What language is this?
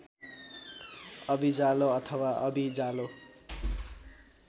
Nepali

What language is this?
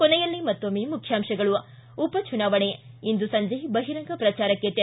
Kannada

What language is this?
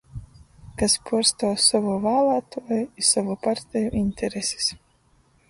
Latgalian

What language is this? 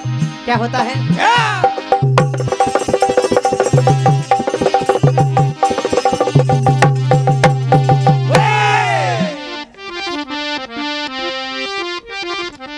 Hindi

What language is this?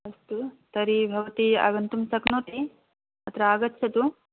Sanskrit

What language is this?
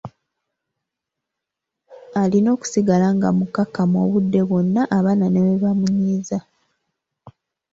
Ganda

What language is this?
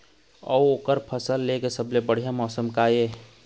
Chhattisgarhi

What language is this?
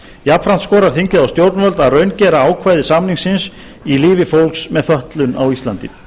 Icelandic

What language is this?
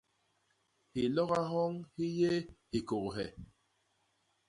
Basaa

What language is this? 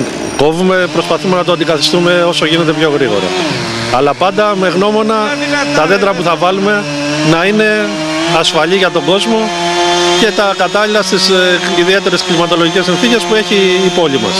Greek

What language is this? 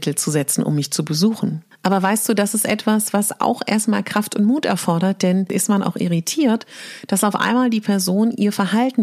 German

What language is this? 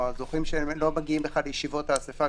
Hebrew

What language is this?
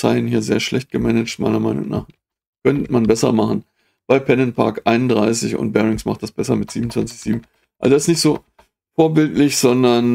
German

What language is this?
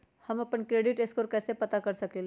Magahi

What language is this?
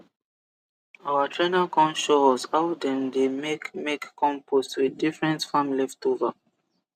Nigerian Pidgin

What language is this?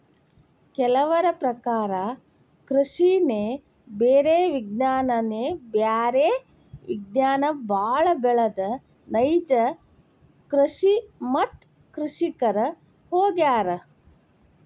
Kannada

